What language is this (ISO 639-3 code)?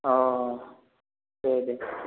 brx